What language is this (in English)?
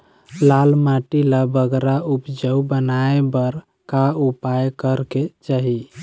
Chhattisgarhi